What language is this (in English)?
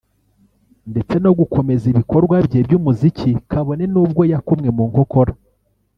Kinyarwanda